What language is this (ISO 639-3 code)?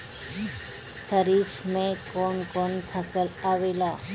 bho